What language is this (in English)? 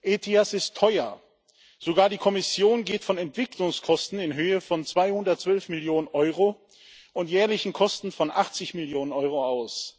German